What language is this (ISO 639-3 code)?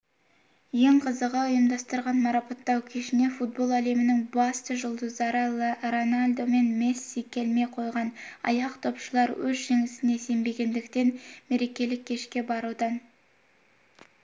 kaz